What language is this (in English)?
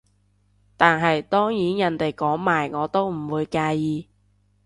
Cantonese